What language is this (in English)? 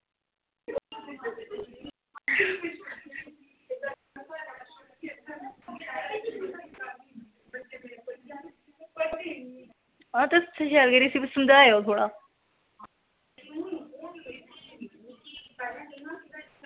Dogri